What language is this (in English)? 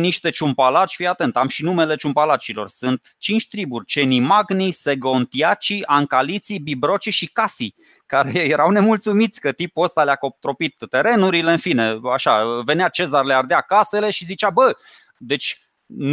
Romanian